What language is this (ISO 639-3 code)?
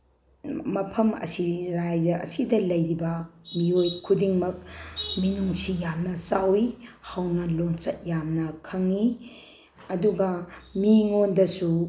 mni